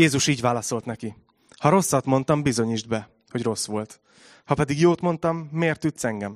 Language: Hungarian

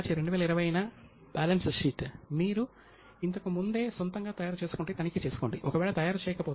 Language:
Telugu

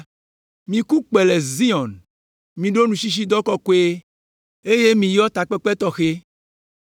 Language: Ewe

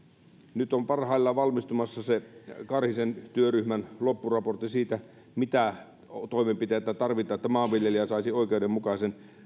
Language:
Finnish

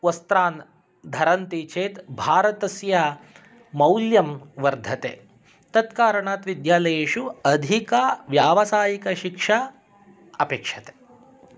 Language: Sanskrit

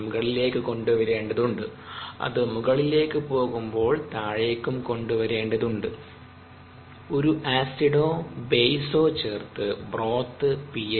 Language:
Malayalam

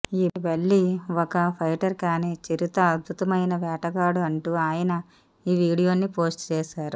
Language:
Telugu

